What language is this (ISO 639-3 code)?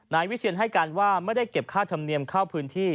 tha